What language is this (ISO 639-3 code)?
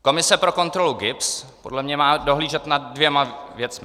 ces